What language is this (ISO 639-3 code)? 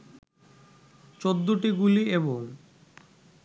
ben